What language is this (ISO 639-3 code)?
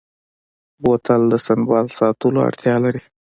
pus